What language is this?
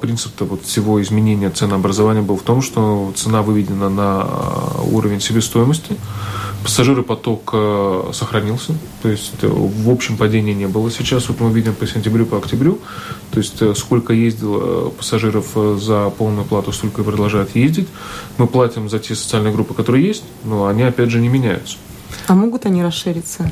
Russian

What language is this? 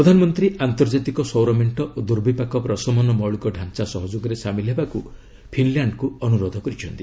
Odia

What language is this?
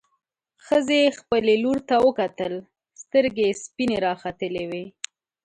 Pashto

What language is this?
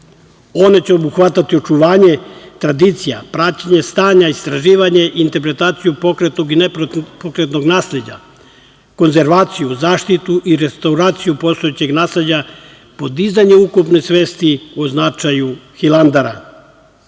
Serbian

